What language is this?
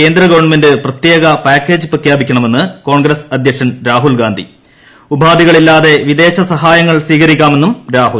Malayalam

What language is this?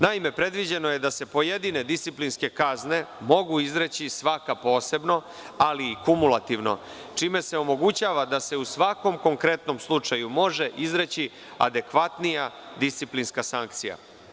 Serbian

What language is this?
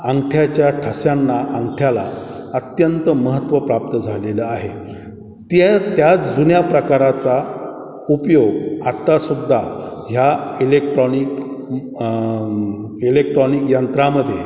Marathi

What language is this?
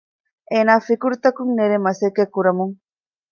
Divehi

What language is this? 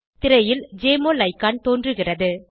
Tamil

